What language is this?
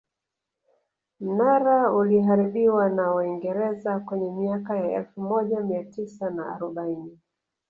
Swahili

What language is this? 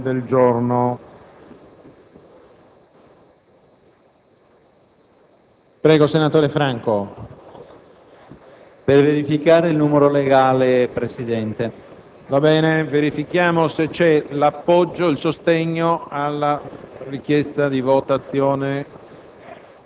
Italian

